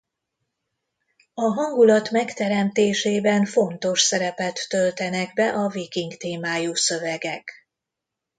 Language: Hungarian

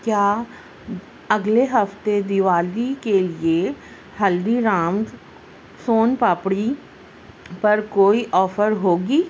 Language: Urdu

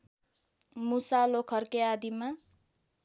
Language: Nepali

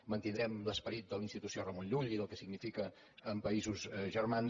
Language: Catalan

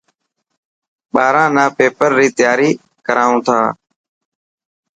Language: Dhatki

